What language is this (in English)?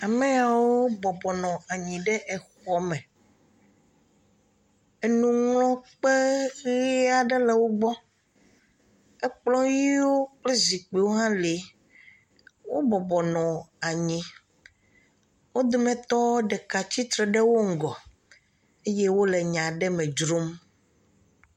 Ewe